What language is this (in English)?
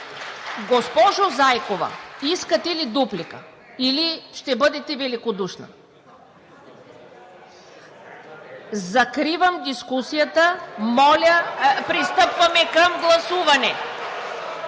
Bulgarian